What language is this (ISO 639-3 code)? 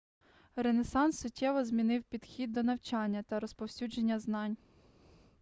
ukr